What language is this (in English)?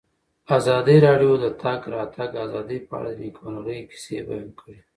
Pashto